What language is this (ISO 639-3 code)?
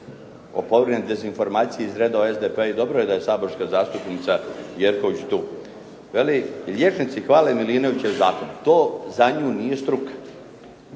hrv